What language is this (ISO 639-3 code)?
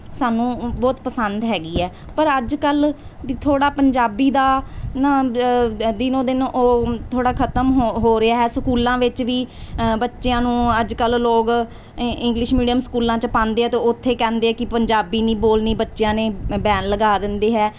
pan